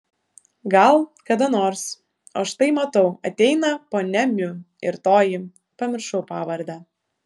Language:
Lithuanian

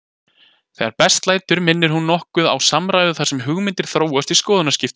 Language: Icelandic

